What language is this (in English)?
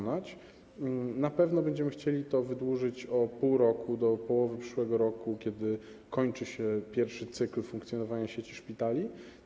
Polish